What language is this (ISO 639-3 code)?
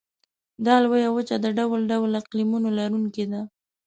pus